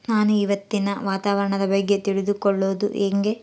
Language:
Kannada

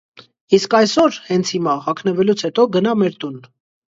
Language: Armenian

